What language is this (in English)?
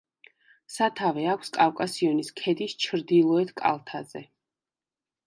Georgian